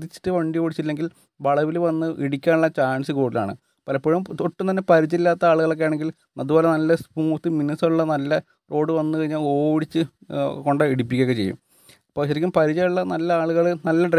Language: Malayalam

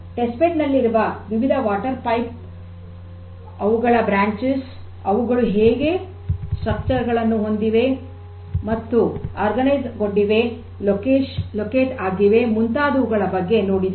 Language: Kannada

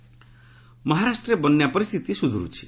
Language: Odia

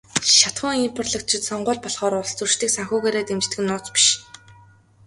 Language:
Mongolian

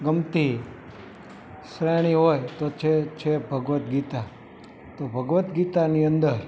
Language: Gujarati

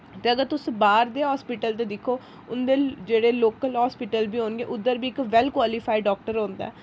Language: Dogri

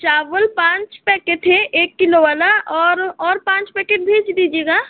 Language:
Hindi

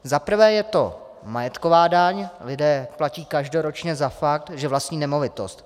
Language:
Czech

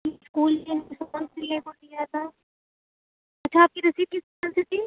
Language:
Urdu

